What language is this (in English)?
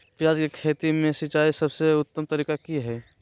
Magahi